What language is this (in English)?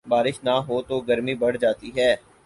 Urdu